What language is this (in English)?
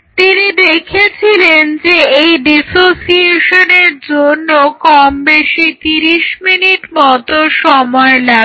Bangla